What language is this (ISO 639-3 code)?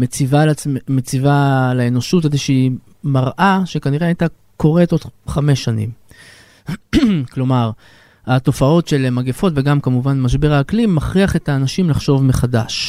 heb